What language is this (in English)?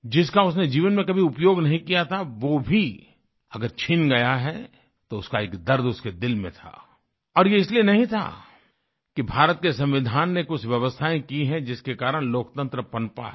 Hindi